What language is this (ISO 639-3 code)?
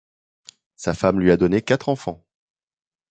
fra